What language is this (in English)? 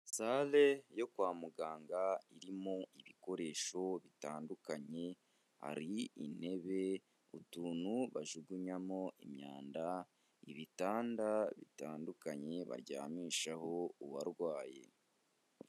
Kinyarwanda